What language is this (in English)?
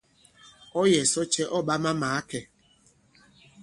Bankon